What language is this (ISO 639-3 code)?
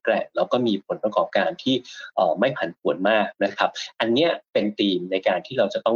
tha